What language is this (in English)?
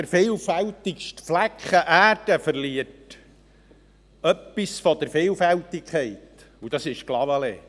Swiss German